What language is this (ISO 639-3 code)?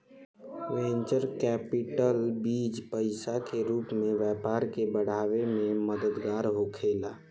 bho